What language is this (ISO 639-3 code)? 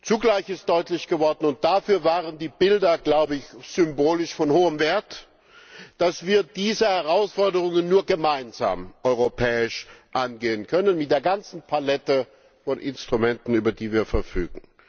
deu